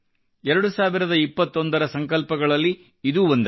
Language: Kannada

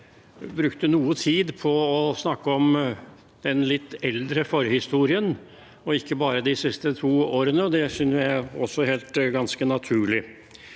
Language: Norwegian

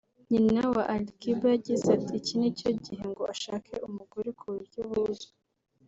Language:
Kinyarwanda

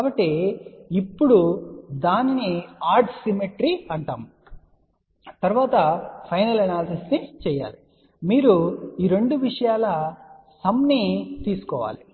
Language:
Telugu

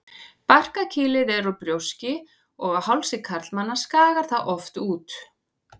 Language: Icelandic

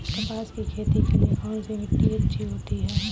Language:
Hindi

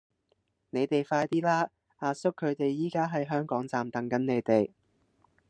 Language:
Cantonese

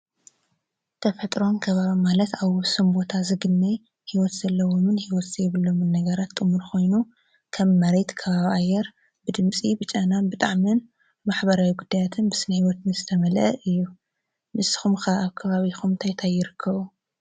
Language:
Tigrinya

